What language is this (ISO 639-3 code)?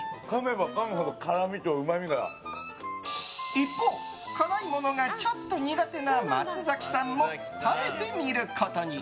jpn